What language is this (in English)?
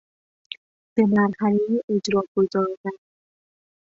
Persian